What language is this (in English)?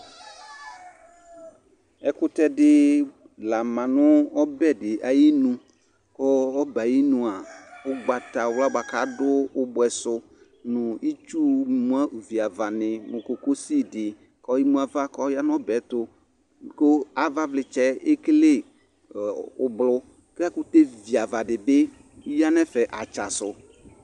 Ikposo